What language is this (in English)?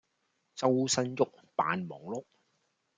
Cantonese